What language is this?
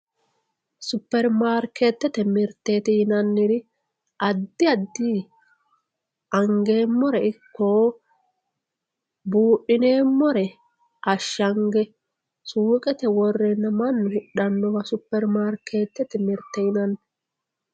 Sidamo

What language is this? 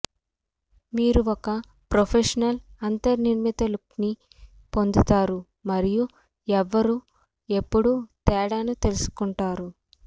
Telugu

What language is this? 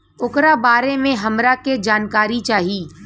Bhojpuri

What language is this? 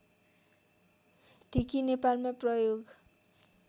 Nepali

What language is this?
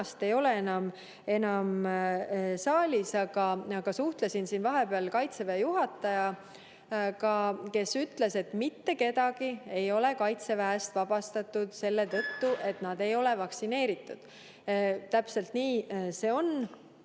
Estonian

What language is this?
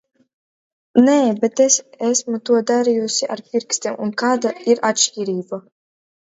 Latvian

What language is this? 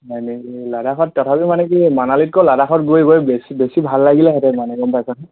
Assamese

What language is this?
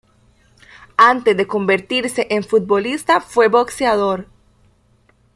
Spanish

